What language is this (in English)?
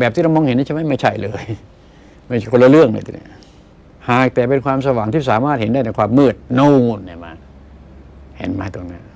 Thai